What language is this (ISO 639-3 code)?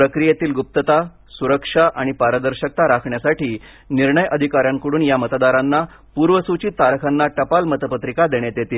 mar